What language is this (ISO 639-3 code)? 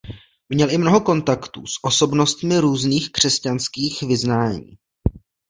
ces